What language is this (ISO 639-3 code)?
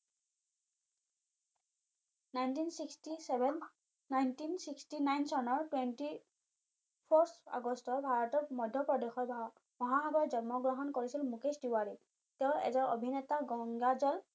asm